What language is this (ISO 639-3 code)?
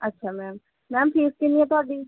pan